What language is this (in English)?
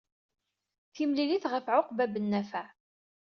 Kabyle